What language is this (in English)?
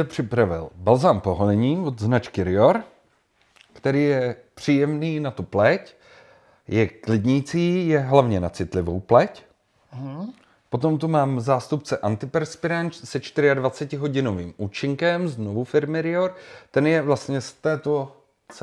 Czech